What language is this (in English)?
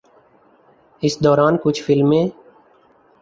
Urdu